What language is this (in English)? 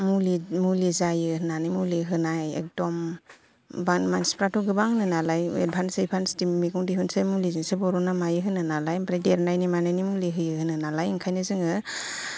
Bodo